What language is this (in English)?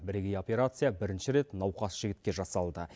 Kazakh